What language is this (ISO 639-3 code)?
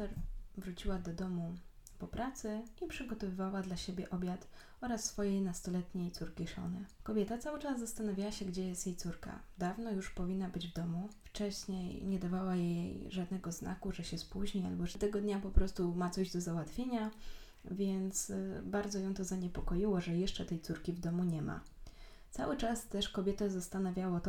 pol